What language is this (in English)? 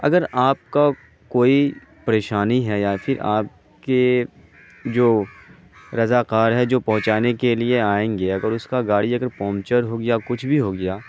Urdu